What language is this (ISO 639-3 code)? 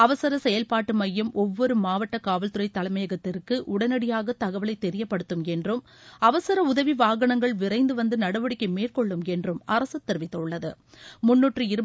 tam